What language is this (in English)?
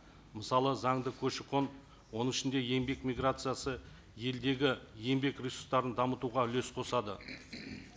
Kazakh